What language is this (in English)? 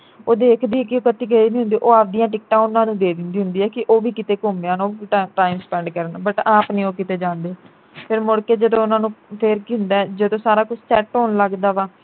Punjabi